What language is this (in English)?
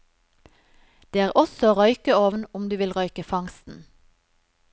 Norwegian